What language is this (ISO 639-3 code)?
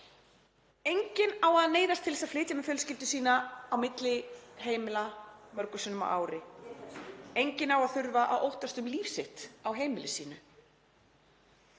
isl